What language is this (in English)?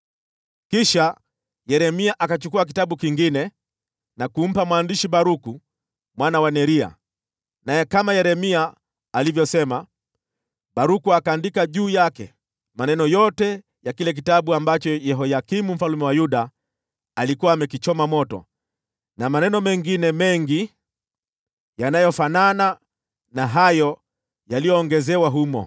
Swahili